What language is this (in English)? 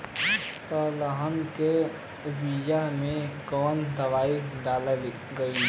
Bhojpuri